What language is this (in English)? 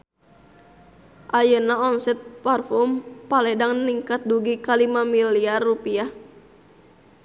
Sundanese